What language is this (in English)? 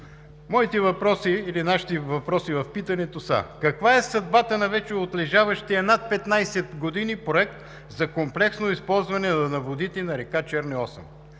Bulgarian